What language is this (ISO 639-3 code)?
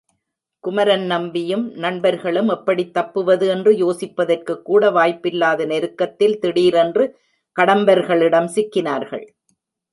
tam